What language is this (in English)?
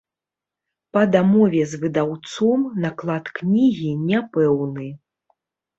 Belarusian